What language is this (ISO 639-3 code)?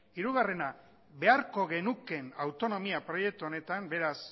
eus